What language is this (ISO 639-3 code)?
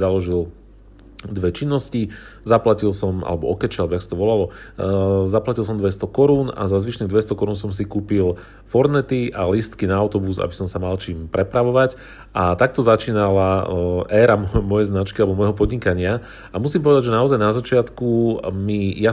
slk